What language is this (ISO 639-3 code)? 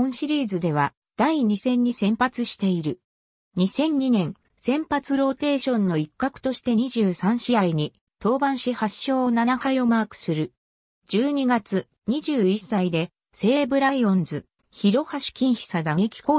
jpn